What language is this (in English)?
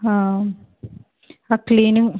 Telugu